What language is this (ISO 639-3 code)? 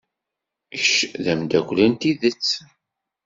kab